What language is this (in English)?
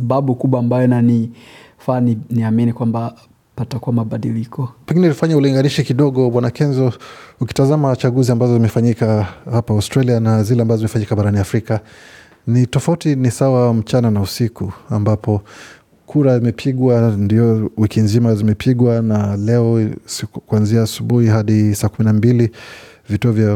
Swahili